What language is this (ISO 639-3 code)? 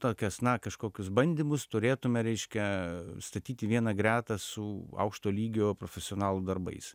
lit